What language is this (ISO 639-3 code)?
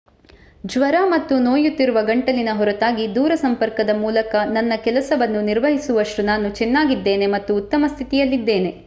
kan